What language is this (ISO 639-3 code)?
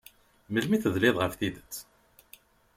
kab